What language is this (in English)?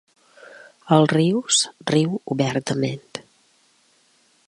Catalan